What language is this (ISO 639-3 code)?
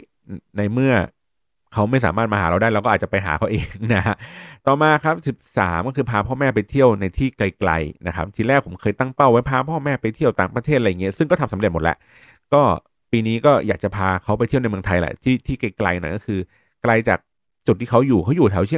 tha